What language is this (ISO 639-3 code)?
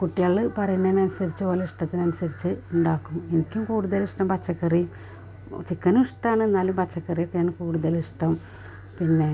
mal